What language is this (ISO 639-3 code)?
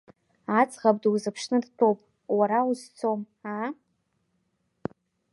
abk